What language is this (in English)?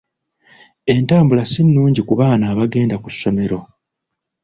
Ganda